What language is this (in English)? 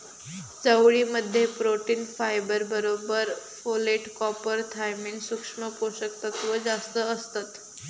Marathi